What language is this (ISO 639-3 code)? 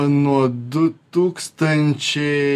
lit